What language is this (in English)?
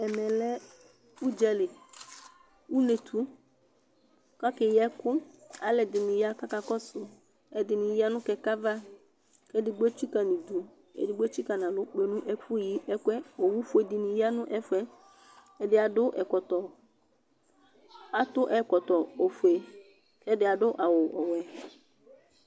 Ikposo